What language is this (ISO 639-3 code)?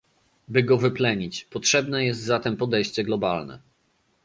pol